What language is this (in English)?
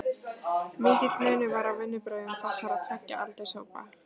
Icelandic